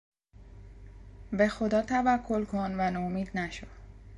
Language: Persian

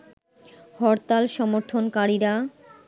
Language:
Bangla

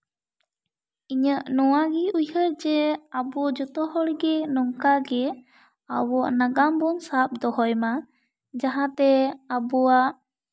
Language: Santali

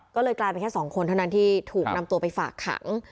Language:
Thai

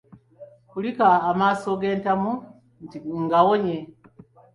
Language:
Ganda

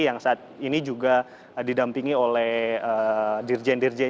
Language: Indonesian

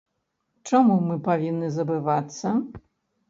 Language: Belarusian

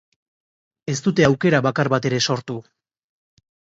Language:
Basque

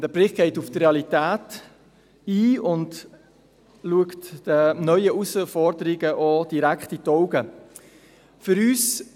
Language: Swiss German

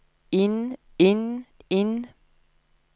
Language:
Norwegian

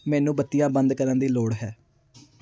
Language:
Punjabi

